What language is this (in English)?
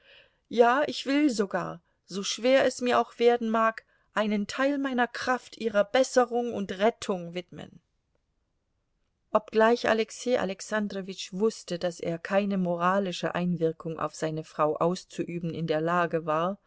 German